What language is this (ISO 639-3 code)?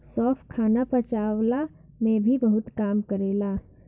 bho